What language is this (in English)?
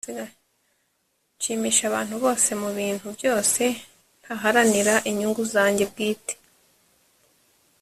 Kinyarwanda